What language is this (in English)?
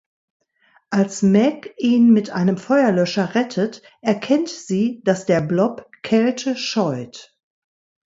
German